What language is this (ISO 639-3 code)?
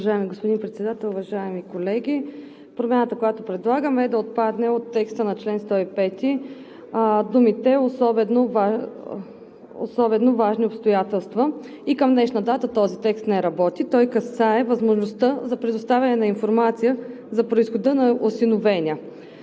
bul